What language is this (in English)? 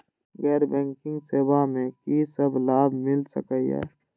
Maithili